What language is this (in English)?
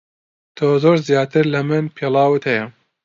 Central Kurdish